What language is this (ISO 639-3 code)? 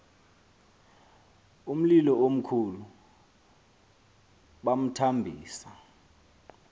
xho